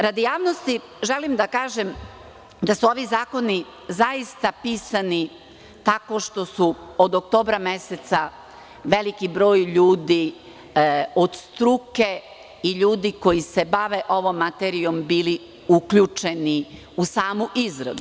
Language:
Serbian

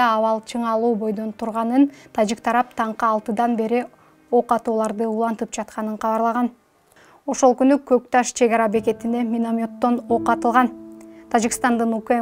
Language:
Turkish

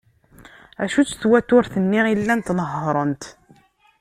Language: Kabyle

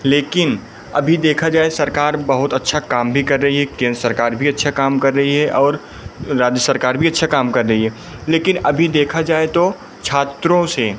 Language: Hindi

